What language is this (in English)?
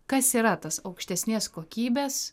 Lithuanian